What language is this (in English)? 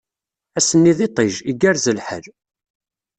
Kabyle